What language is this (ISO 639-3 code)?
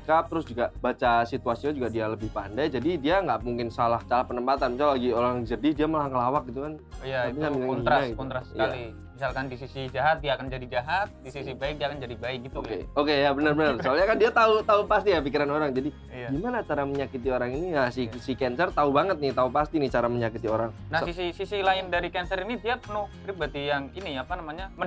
ind